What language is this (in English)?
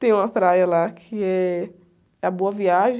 Portuguese